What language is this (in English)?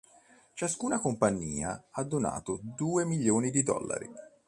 Italian